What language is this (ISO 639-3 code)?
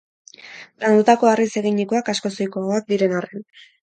eus